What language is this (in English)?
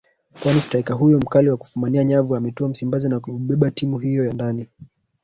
Swahili